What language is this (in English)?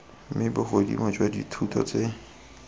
Tswana